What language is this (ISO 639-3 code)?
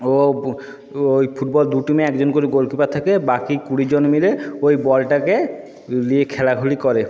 ben